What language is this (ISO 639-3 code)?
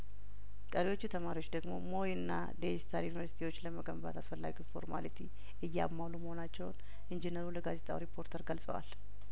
amh